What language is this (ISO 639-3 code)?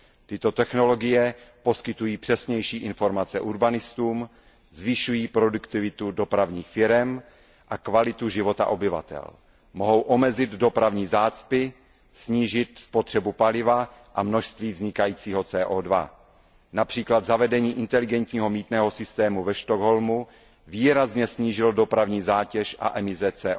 ces